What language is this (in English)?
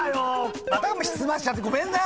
Japanese